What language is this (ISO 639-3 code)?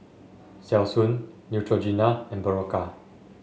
eng